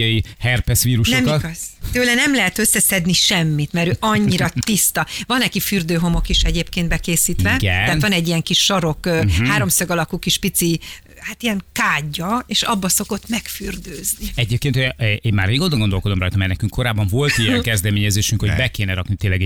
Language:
Hungarian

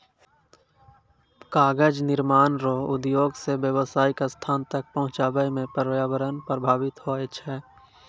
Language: Maithili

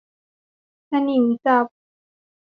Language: Thai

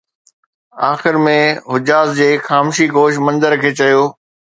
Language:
Sindhi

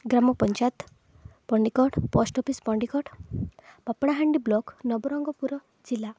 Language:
Odia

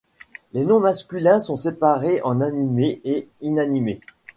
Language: French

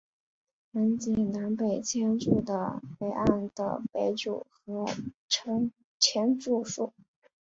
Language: Chinese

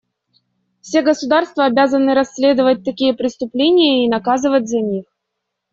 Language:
Russian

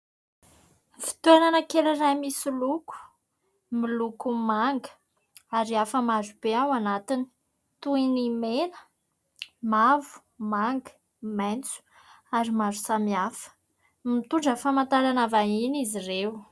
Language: Malagasy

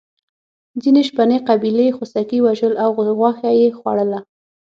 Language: Pashto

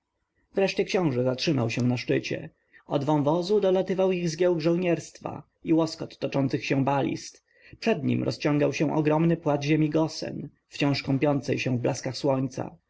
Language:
Polish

